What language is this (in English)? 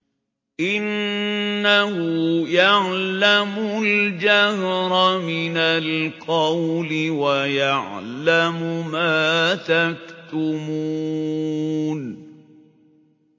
Arabic